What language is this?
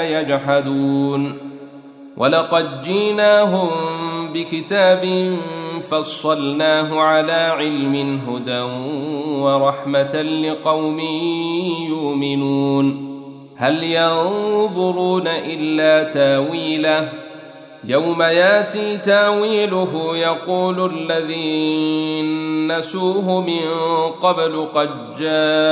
Arabic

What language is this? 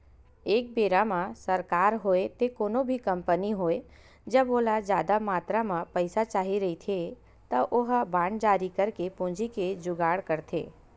Chhattisgarhi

